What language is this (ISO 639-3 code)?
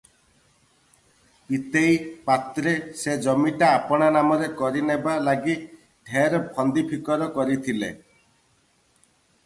ori